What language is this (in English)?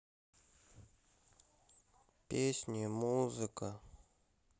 Russian